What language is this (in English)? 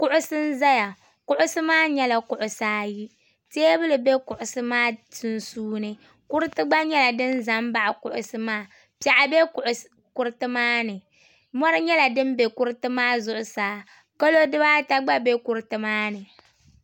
Dagbani